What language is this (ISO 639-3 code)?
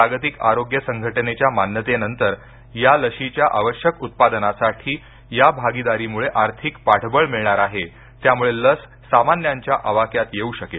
mar